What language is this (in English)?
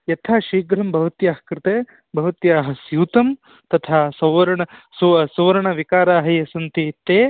Sanskrit